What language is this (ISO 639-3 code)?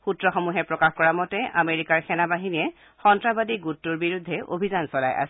asm